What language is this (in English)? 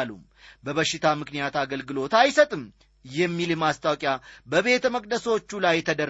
Amharic